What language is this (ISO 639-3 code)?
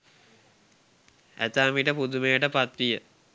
sin